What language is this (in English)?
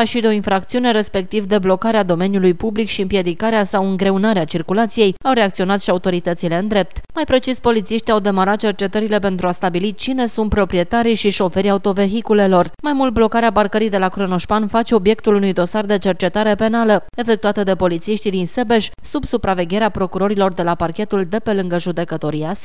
Romanian